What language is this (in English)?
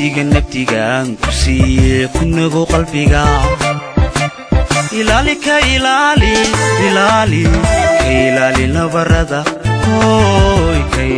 Arabic